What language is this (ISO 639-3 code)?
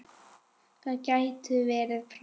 isl